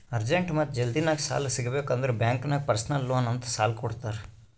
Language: Kannada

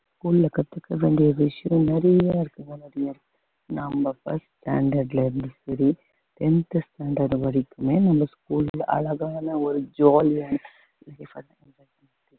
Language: Tamil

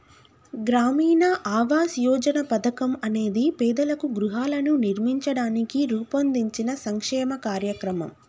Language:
Telugu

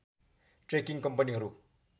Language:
Nepali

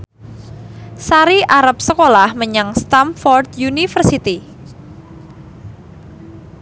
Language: Javanese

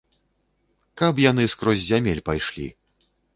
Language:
Belarusian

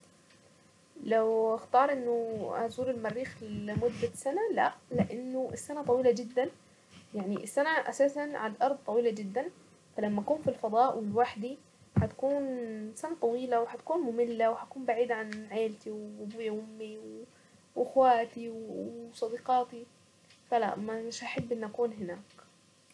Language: Saidi Arabic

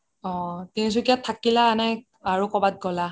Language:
Assamese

